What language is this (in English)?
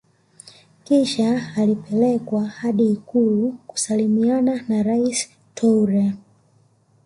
Swahili